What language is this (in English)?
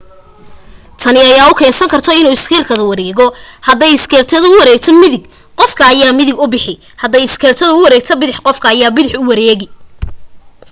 Somali